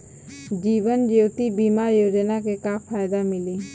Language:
Bhojpuri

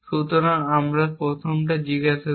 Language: Bangla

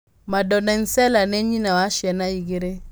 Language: Kikuyu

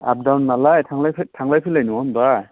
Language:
Bodo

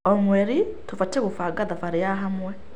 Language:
Kikuyu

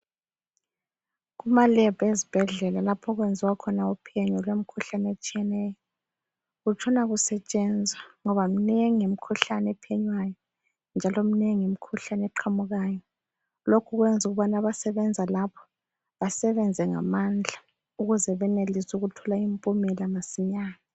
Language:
North Ndebele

